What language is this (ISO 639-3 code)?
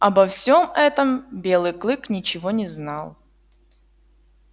rus